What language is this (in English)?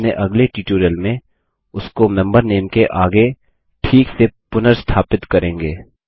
Hindi